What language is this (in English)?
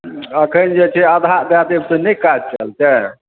Maithili